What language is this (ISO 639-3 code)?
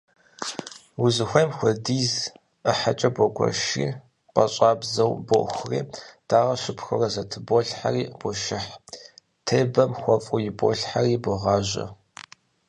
kbd